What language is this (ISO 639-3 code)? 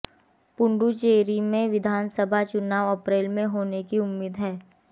hin